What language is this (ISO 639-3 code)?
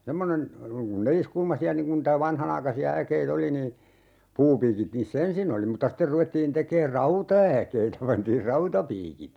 fin